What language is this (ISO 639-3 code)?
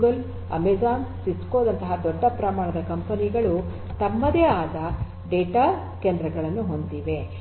kan